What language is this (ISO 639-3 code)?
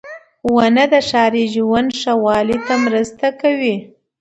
pus